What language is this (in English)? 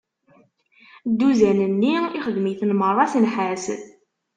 Kabyle